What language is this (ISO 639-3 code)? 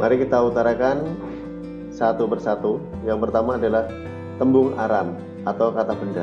ind